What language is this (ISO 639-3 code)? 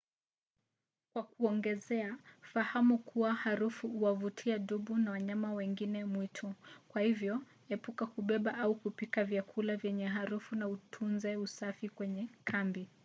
swa